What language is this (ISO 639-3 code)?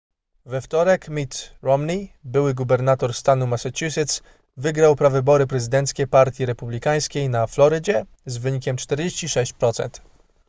pol